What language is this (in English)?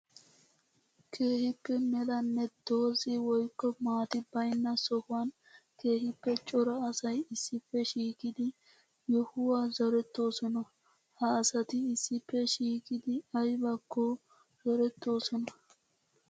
Wolaytta